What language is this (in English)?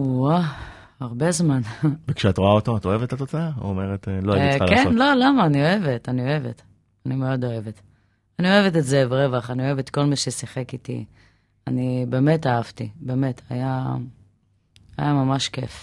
Hebrew